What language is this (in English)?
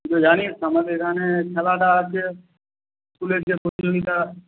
Bangla